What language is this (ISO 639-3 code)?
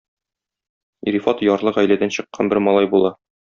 tat